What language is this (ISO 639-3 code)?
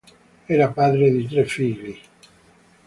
ita